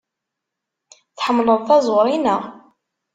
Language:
Kabyle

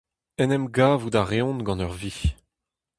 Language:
Breton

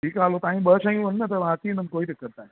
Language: Sindhi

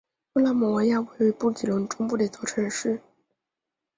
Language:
Chinese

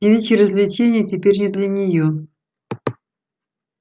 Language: Russian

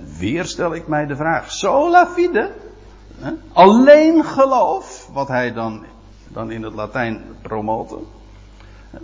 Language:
Dutch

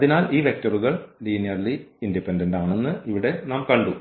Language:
Malayalam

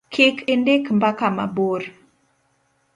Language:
Luo (Kenya and Tanzania)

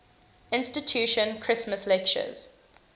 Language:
English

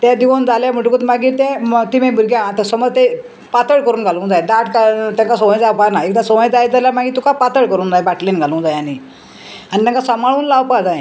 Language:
Konkani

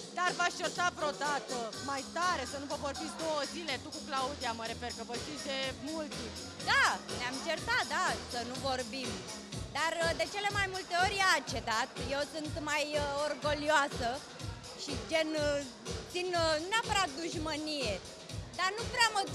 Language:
Romanian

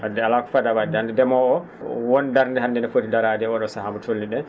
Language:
Fula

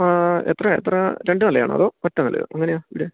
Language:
Malayalam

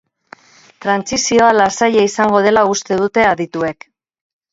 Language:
Basque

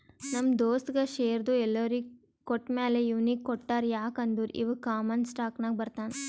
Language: Kannada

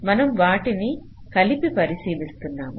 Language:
Telugu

